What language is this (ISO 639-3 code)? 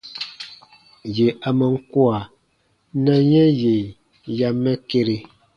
bba